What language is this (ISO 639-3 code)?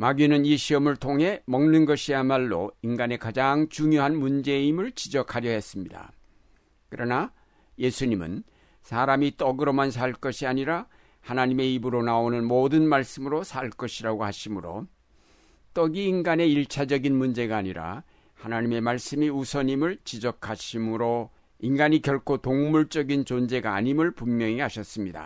kor